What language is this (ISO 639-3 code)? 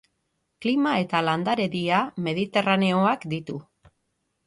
eus